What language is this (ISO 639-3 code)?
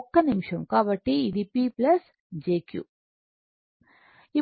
tel